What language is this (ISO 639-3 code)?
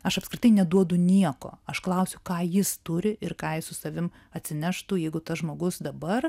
lit